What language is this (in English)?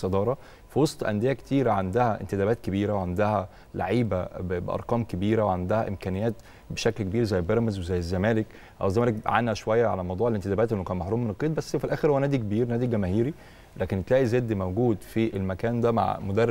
Arabic